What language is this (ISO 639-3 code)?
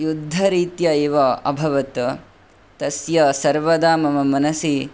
san